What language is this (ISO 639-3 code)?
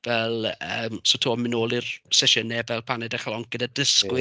cym